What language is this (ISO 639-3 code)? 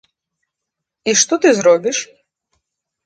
bel